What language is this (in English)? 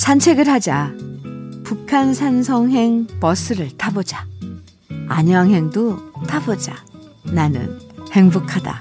Korean